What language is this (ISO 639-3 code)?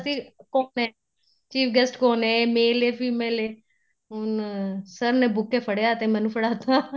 pan